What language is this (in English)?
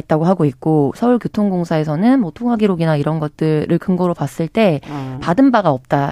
Korean